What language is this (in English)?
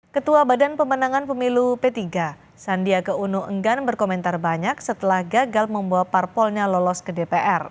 Indonesian